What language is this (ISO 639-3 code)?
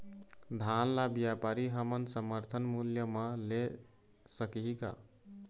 hne